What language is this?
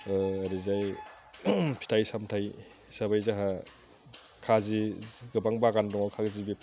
Bodo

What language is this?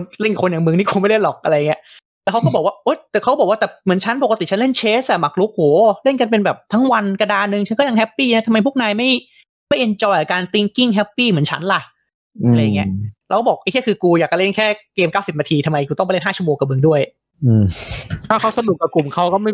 Thai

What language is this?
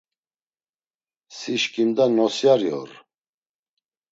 Laz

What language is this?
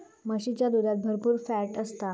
Marathi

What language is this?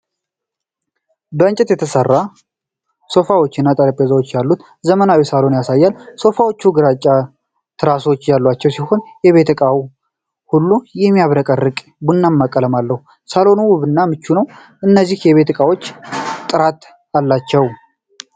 Amharic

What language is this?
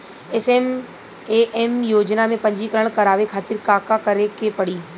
Bhojpuri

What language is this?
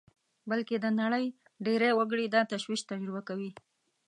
Pashto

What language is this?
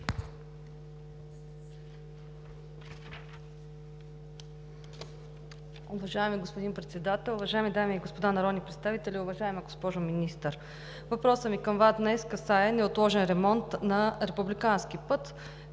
Bulgarian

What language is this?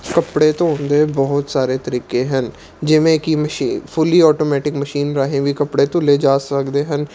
Punjabi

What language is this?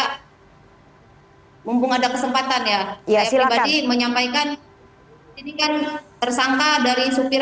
Indonesian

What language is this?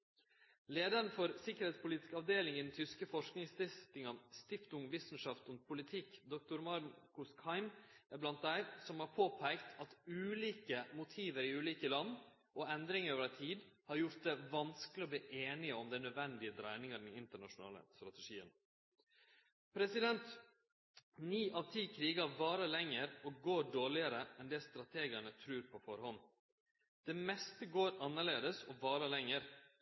Norwegian Nynorsk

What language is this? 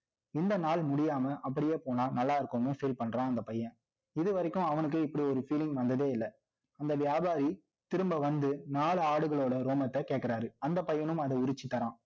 Tamil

